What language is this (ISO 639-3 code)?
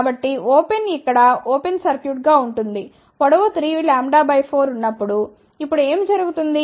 tel